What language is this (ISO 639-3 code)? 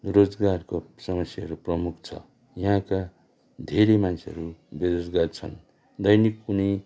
nep